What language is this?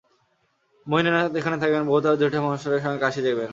Bangla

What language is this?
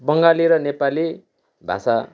Nepali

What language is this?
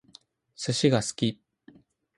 Japanese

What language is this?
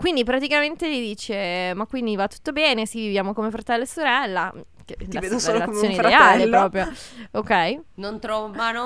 Italian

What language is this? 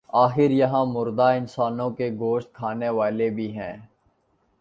Urdu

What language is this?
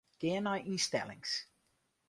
Western Frisian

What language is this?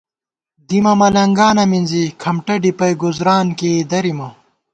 Gawar-Bati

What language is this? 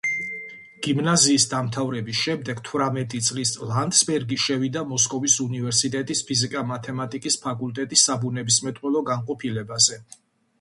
Georgian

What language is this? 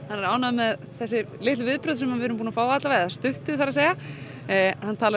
Icelandic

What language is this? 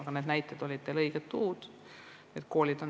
Estonian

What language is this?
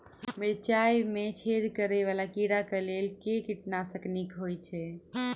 Maithili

